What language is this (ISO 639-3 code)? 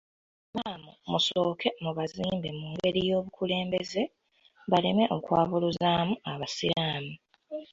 lug